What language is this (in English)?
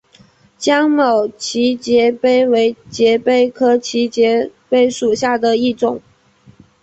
Chinese